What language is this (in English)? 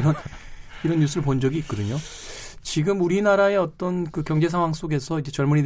Korean